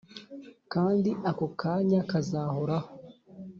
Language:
Kinyarwanda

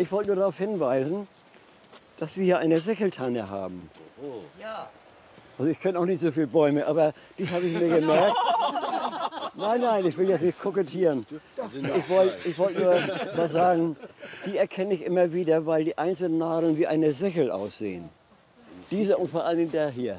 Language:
German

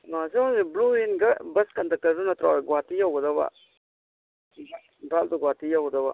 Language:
Manipuri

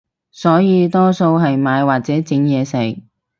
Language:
Cantonese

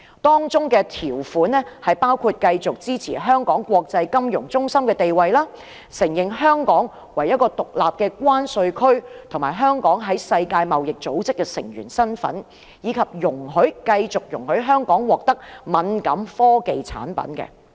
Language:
Cantonese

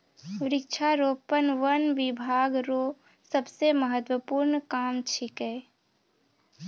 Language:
Maithili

